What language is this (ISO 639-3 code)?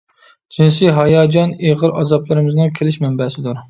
uig